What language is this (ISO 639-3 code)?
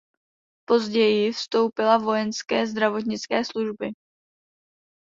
ces